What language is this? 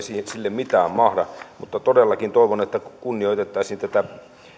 Finnish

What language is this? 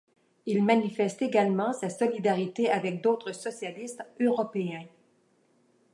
French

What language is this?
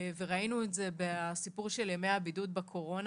Hebrew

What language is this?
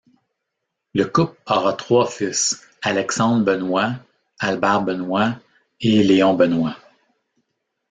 French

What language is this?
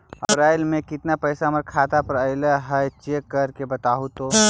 Magahi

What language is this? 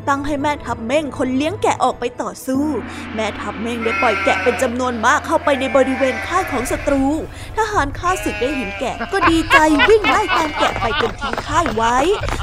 Thai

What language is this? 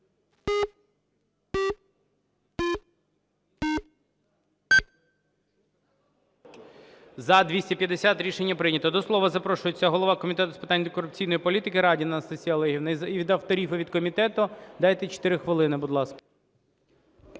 Ukrainian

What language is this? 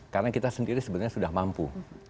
Indonesian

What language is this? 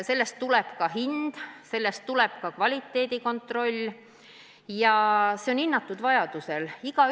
Estonian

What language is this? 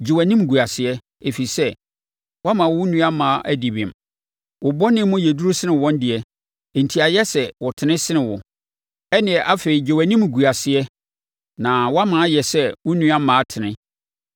Akan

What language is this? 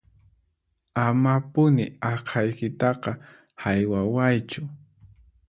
Puno Quechua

